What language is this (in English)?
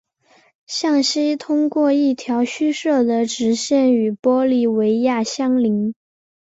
Chinese